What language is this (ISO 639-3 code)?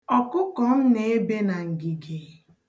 ibo